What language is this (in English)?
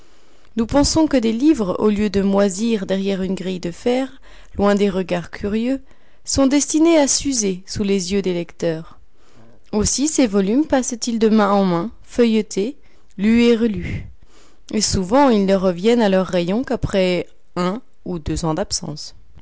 French